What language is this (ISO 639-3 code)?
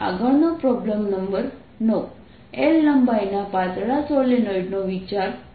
guj